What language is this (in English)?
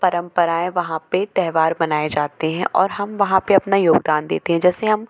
Hindi